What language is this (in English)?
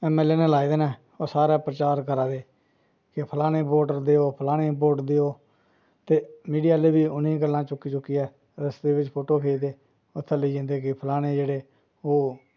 Dogri